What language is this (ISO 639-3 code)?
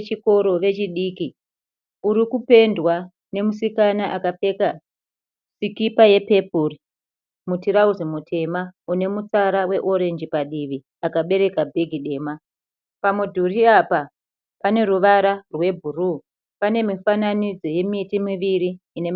sna